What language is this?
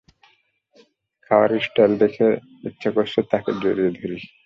Bangla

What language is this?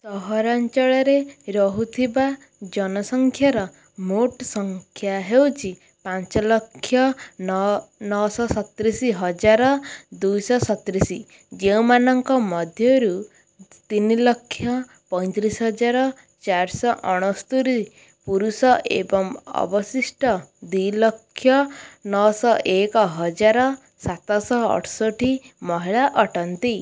Odia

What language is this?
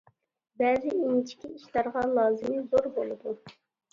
Uyghur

